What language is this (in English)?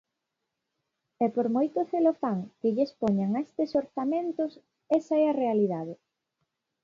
Galician